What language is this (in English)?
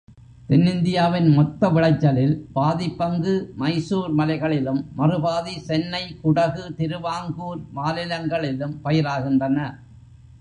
Tamil